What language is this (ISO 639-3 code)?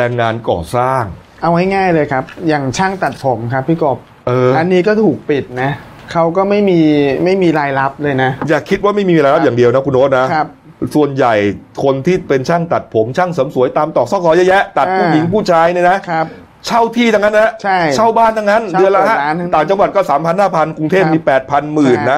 tha